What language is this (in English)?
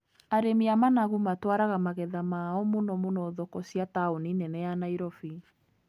Kikuyu